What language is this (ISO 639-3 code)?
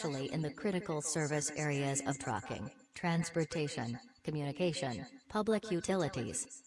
eng